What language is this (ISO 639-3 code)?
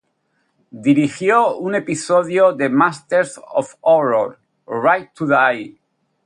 spa